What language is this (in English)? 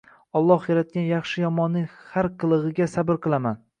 Uzbek